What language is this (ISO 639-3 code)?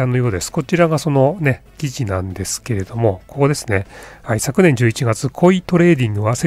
jpn